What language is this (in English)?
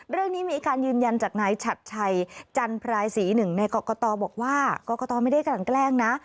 Thai